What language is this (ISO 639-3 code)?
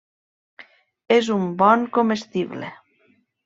cat